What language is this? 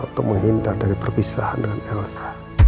Indonesian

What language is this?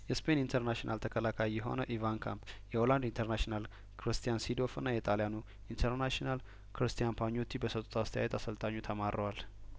Amharic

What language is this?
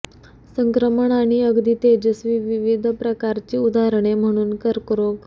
Marathi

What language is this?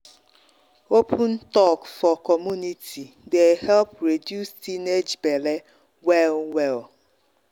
Nigerian Pidgin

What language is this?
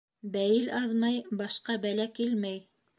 Bashkir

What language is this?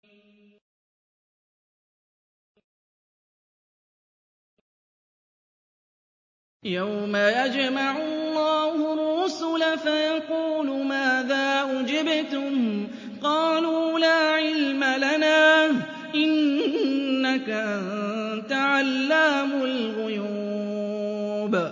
Arabic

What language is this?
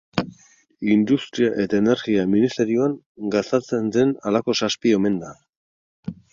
Basque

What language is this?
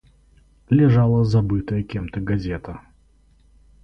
Russian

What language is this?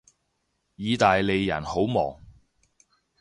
Cantonese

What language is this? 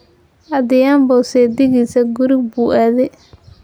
Somali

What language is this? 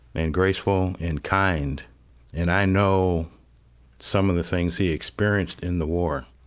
English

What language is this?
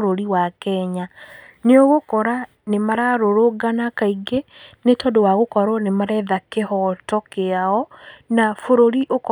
Kikuyu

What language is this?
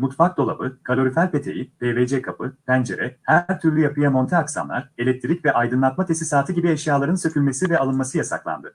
Turkish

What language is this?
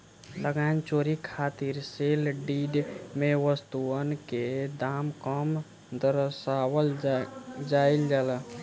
Bhojpuri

